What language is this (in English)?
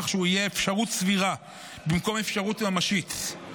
Hebrew